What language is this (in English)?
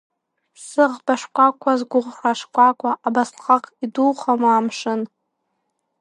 Abkhazian